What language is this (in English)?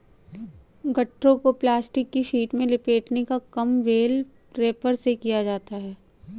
Hindi